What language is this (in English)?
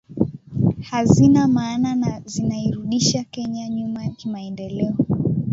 Swahili